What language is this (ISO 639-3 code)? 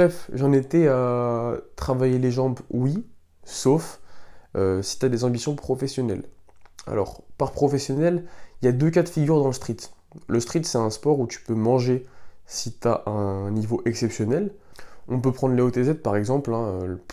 fra